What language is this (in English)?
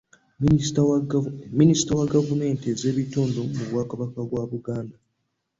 Ganda